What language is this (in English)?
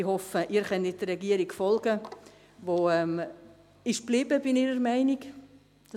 Swiss German